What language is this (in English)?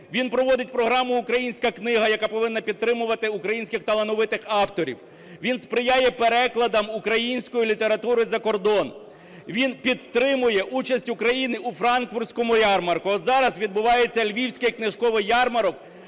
Ukrainian